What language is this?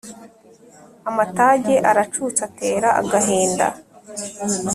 Kinyarwanda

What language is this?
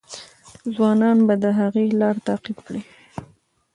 Pashto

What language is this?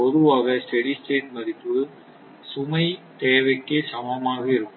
Tamil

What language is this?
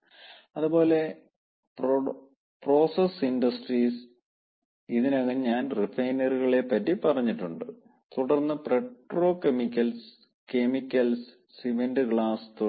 Malayalam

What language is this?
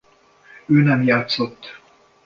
Hungarian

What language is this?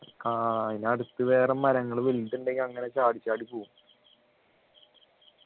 Malayalam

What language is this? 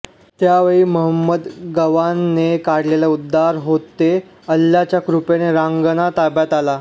Marathi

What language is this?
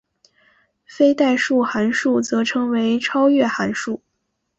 Chinese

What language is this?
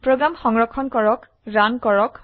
Assamese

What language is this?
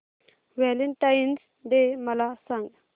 Marathi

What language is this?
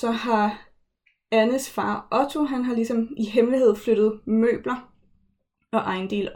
Danish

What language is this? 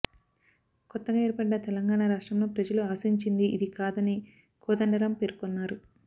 Telugu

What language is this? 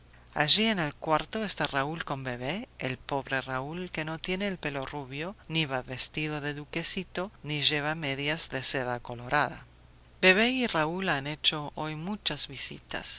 Spanish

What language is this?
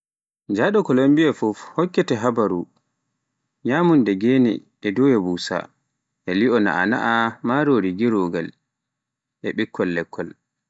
Pular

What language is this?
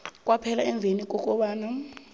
South Ndebele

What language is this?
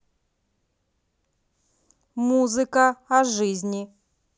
Russian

